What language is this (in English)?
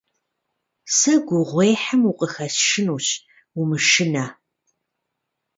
Kabardian